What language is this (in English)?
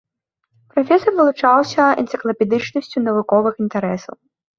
Belarusian